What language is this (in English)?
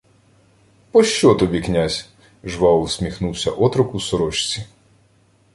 Ukrainian